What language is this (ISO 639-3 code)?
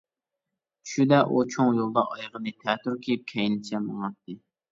uig